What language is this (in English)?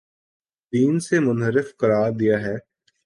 Urdu